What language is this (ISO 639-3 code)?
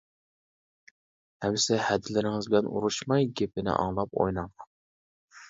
uig